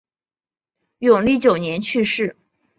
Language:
Chinese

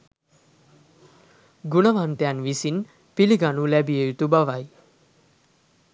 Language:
Sinhala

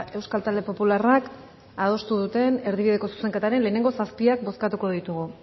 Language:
Basque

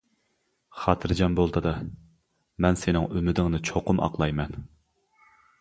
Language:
Uyghur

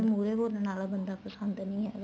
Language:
Punjabi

